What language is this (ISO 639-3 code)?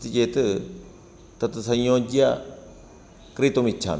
san